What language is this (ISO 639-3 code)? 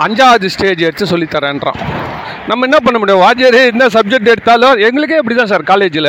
tam